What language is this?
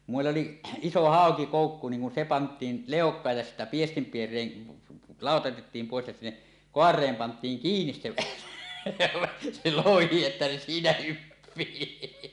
Finnish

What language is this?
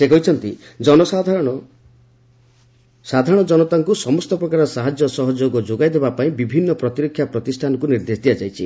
Odia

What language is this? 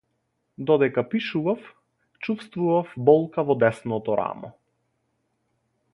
Macedonian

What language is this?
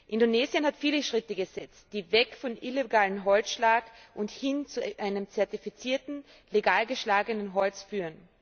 German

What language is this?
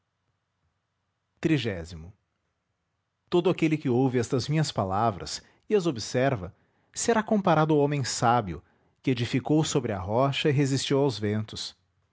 Portuguese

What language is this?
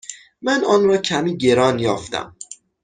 Persian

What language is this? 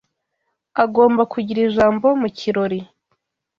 Kinyarwanda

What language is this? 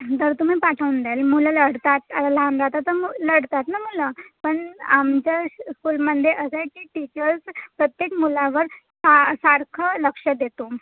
Marathi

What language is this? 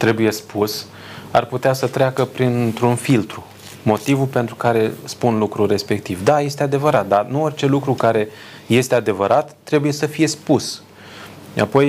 Romanian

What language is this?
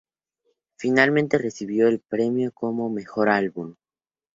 Spanish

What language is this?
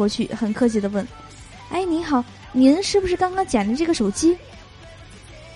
Chinese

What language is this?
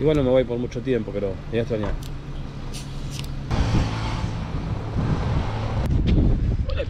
Spanish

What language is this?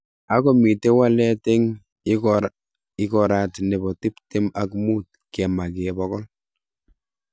Kalenjin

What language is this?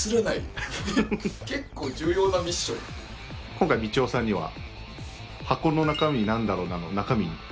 Japanese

